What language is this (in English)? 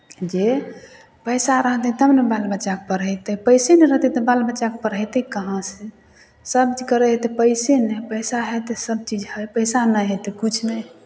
Maithili